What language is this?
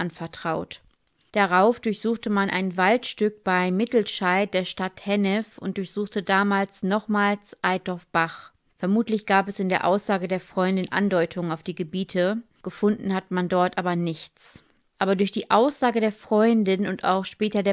German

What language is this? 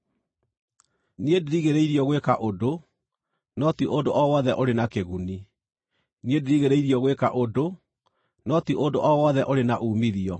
Kikuyu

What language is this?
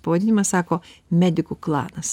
Lithuanian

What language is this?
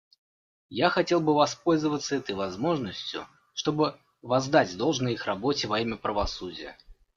Russian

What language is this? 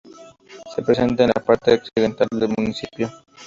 Spanish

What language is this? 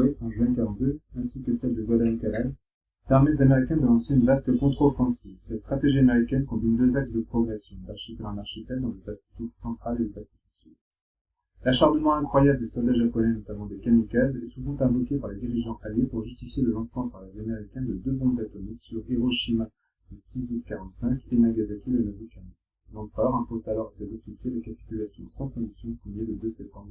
French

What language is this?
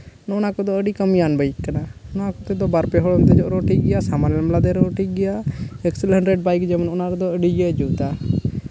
Santali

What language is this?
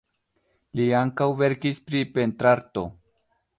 Esperanto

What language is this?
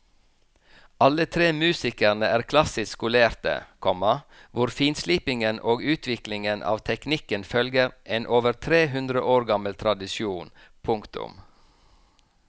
Norwegian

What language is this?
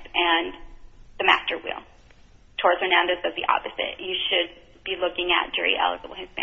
English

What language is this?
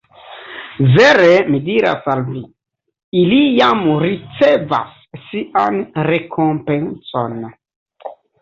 Esperanto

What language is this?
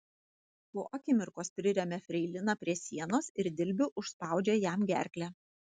Lithuanian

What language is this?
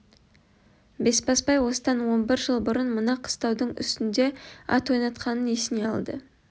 Kazakh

